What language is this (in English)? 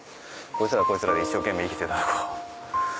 Japanese